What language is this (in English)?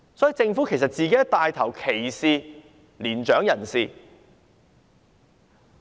Cantonese